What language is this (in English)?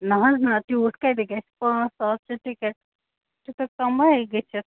Kashmiri